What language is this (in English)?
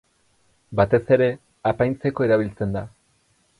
Basque